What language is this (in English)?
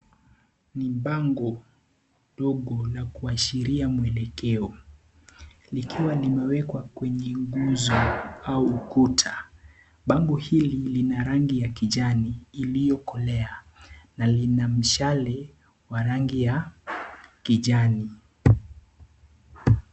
Swahili